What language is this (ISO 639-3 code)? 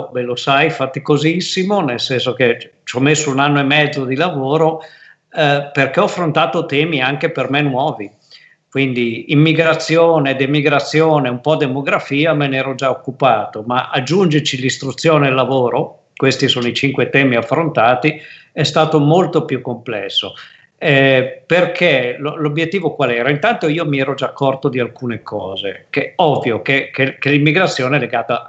ita